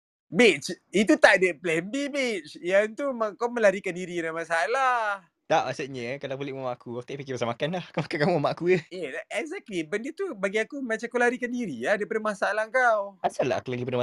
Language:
Malay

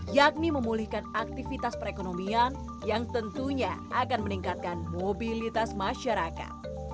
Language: Indonesian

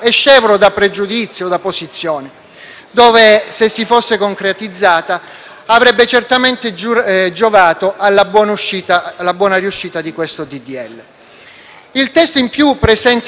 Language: Italian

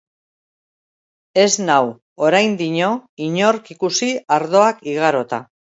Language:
Basque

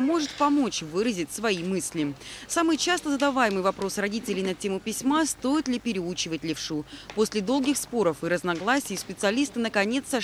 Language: Russian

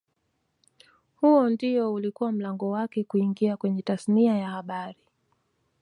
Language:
Swahili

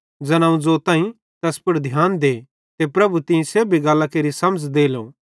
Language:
Bhadrawahi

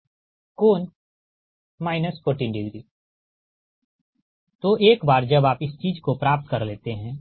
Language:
Hindi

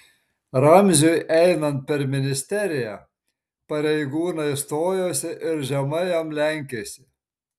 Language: Lithuanian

